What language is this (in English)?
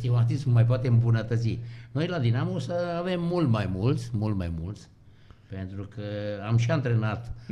Romanian